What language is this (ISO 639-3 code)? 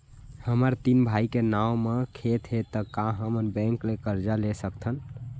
hne